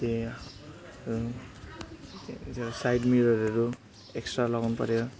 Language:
Nepali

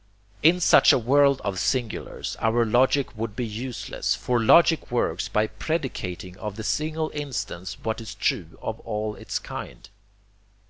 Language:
English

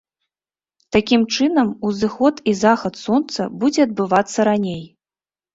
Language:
Belarusian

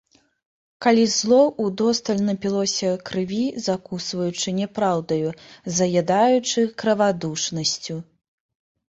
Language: Belarusian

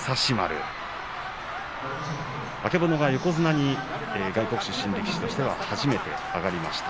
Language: Japanese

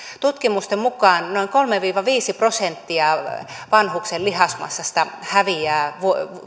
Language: Finnish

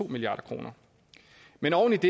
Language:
Danish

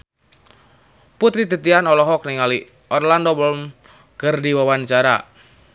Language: Sundanese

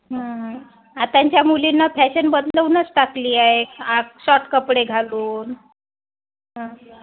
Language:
Marathi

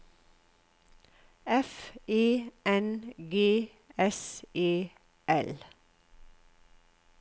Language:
Norwegian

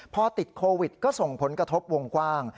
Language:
Thai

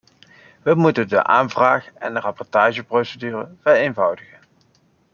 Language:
Dutch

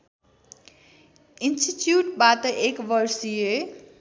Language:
Nepali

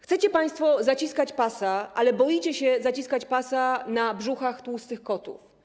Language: Polish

